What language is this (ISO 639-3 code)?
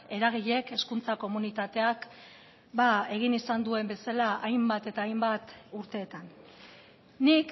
eus